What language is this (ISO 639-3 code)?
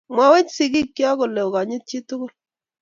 kln